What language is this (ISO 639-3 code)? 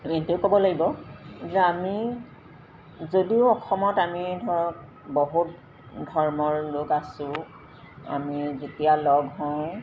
asm